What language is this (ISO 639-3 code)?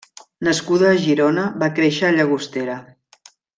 cat